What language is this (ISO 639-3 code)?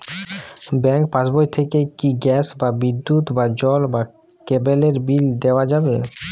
ben